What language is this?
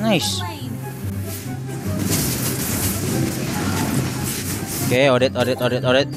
Indonesian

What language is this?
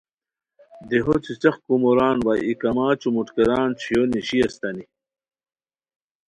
Khowar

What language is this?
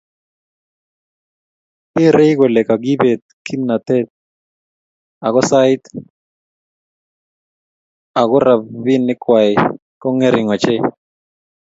Kalenjin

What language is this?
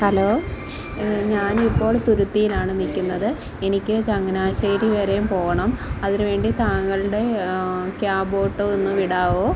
Malayalam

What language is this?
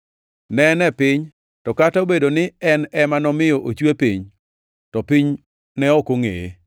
Luo (Kenya and Tanzania)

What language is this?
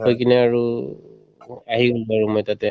Assamese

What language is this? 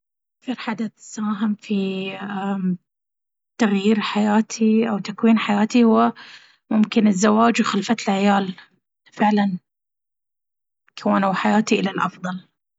Baharna Arabic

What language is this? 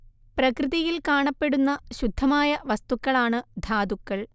Malayalam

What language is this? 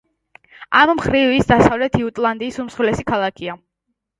Georgian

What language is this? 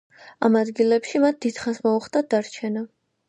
Georgian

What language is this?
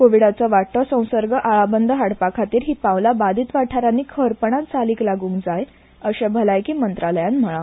Konkani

